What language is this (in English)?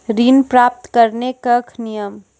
Maithili